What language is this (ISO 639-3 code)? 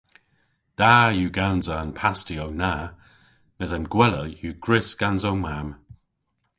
cor